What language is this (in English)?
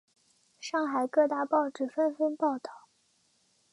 Chinese